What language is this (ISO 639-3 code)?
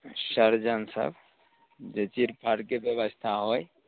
mai